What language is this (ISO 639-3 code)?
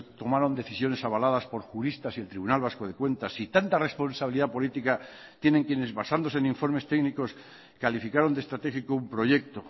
spa